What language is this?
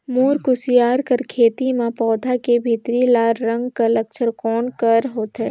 Chhattisgarhi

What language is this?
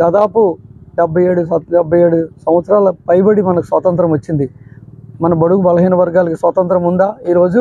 Telugu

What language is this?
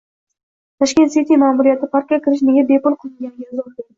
Uzbek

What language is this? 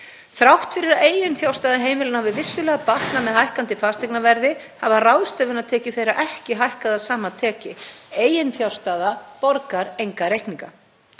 Icelandic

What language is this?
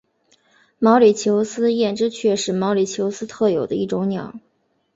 Chinese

